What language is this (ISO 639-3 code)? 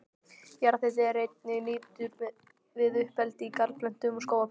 isl